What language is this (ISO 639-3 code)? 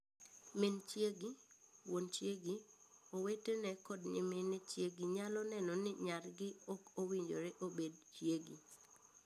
luo